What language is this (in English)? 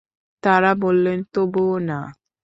Bangla